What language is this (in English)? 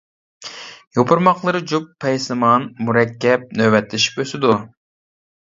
Uyghur